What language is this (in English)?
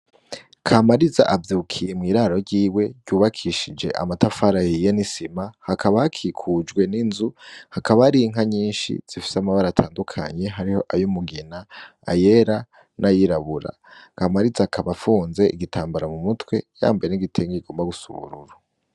Rundi